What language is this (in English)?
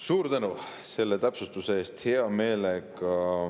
Estonian